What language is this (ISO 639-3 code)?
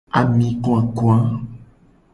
gej